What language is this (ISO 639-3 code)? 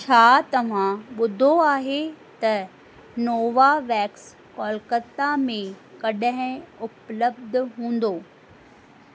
snd